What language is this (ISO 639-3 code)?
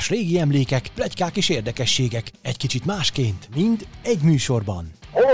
hun